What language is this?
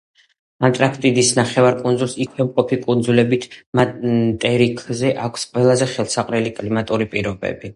Georgian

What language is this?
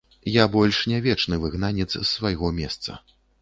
Belarusian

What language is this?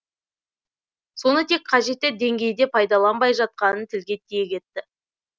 Kazakh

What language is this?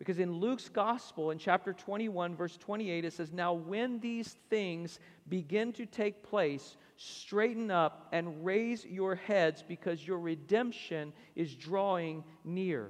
English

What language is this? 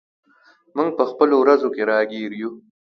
Pashto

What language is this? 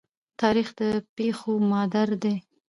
Pashto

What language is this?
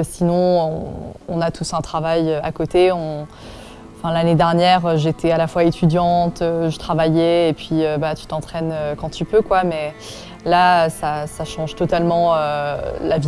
French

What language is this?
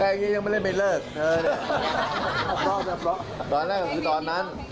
Thai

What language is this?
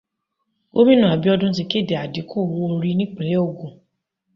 Yoruba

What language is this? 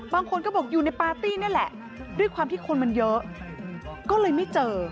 Thai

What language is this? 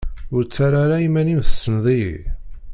Kabyle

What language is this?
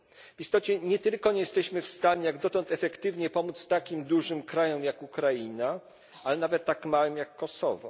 Polish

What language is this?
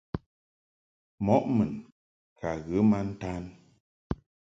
Mungaka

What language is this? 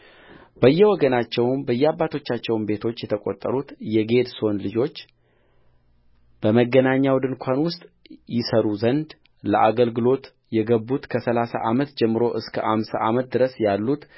Amharic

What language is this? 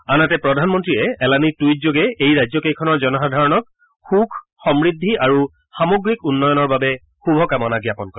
Assamese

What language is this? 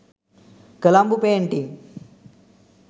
Sinhala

